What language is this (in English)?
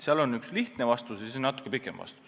Estonian